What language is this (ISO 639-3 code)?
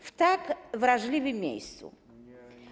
pol